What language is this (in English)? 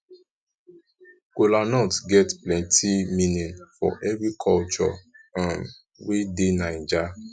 Nigerian Pidgin